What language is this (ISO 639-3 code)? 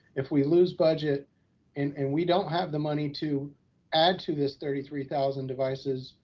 eng